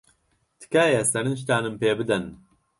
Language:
Central Kurdish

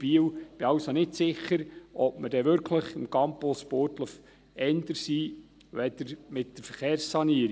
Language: Swiss German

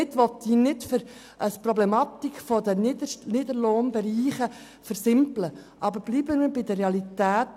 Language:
Swiss German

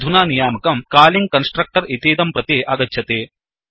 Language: Sanskrit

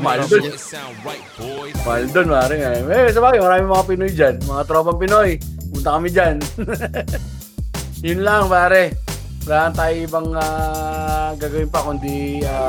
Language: Filipino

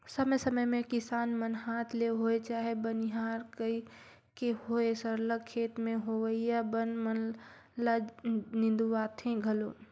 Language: Chhattisgarhi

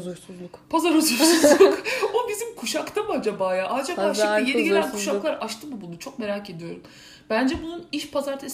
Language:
Turkish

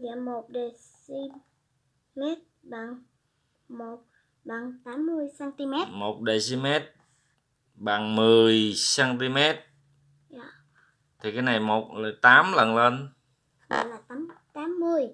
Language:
Vietnamese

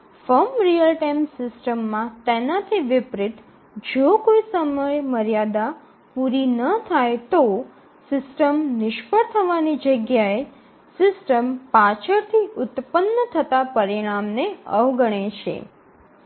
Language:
Gujarati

